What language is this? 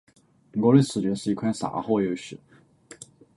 Chinese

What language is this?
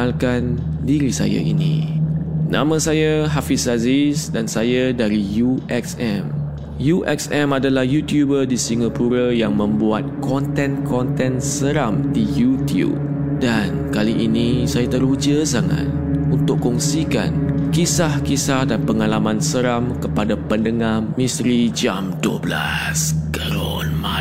Malay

